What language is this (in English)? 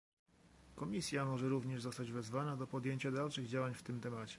Polish